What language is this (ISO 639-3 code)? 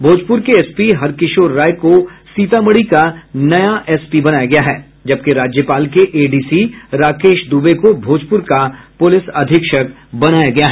hin